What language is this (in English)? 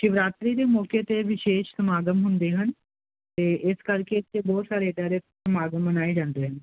Punjabi